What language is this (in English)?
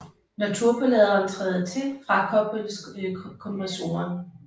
Danish